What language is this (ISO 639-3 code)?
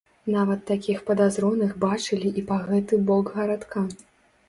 bel